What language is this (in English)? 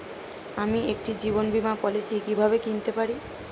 Bangla